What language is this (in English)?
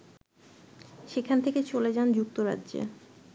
Bangla